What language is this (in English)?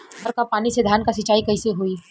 Bhojpuri